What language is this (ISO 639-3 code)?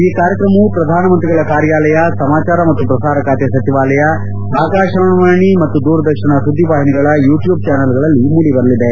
kan